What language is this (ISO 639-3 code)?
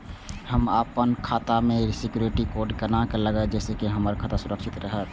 mai